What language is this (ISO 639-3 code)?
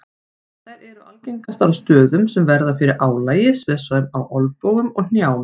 isl